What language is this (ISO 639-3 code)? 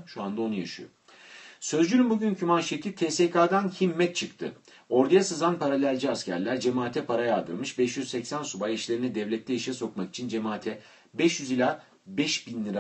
tur